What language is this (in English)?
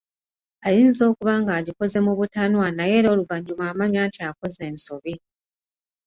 Ganda